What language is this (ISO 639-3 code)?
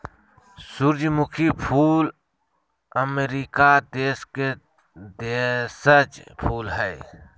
mag